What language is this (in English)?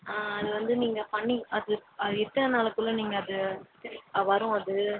Tamil